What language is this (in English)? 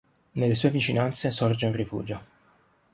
Italian